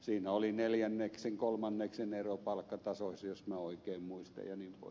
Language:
Finnish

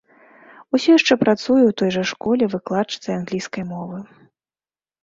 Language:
Belarusian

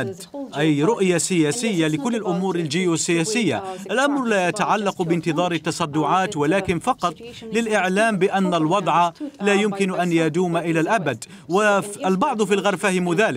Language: Arabic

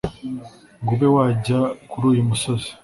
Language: Kinyarwanda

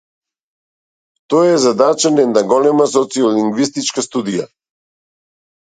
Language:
Macedonian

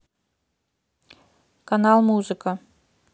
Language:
Russian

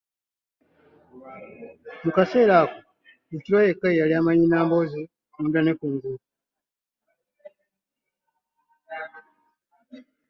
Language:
Ganda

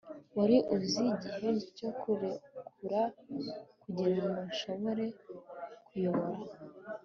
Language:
Kinyarwanda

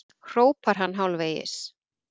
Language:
Icelandic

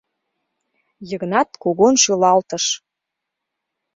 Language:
Mari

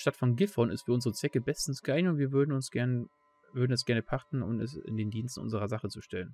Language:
German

